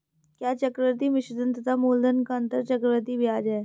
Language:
Hindi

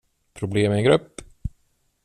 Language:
Swedish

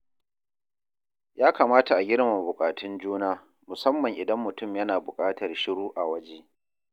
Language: Hausa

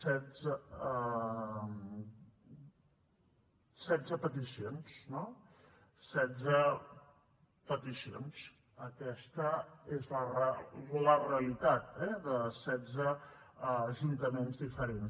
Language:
Catalan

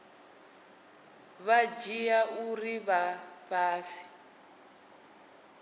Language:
Venda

